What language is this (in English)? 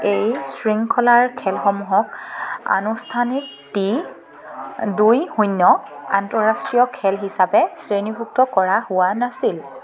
Assamese